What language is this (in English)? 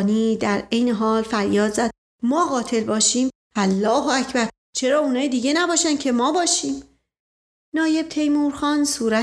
Persian